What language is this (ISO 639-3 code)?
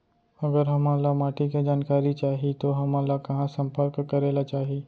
hne